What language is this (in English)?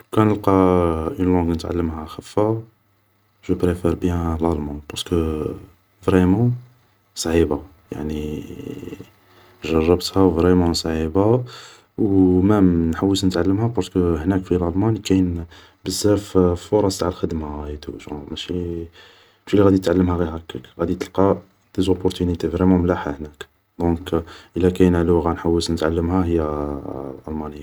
Algerian Arabic